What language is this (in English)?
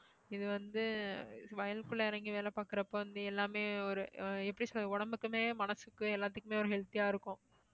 Tamil